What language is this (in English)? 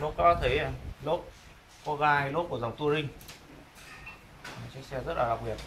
Vietnamese